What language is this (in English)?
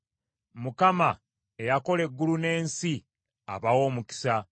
Ganda